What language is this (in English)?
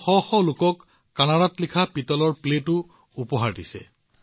Assamese